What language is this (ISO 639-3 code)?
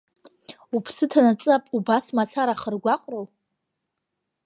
abk